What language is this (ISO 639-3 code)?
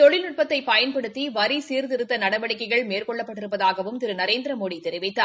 tam